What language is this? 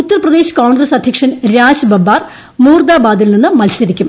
Malayalam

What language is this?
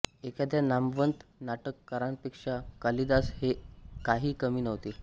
Marathi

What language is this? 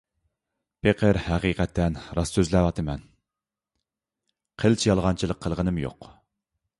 Uyghur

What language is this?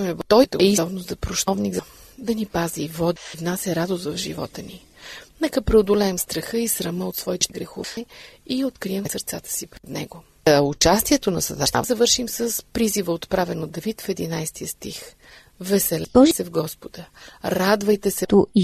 Bulgarian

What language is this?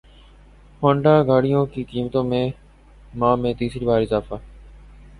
Urdu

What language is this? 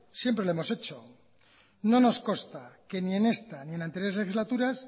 Spanish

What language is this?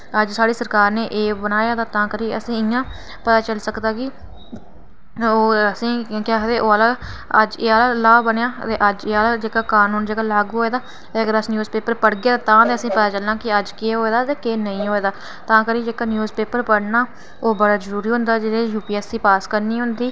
Dogri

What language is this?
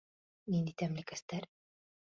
Bashkir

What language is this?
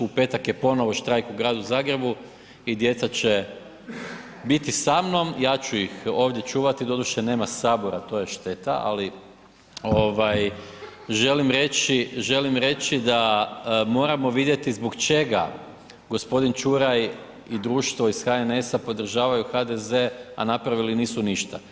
Croatian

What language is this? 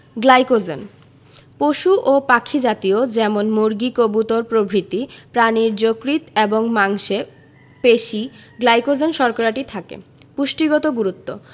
Bangla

